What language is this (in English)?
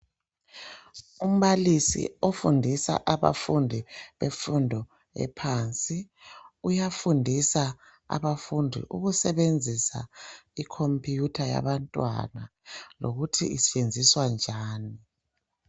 North Ndebele